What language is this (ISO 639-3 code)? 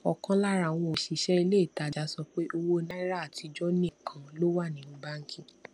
yor